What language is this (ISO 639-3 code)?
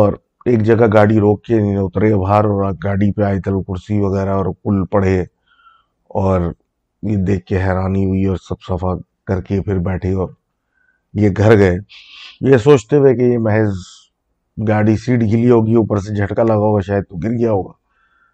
urd